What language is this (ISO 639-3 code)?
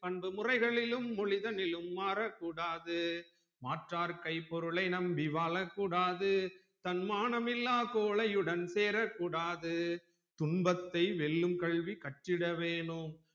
tam